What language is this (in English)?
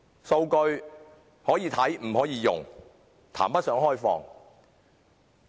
Cantonese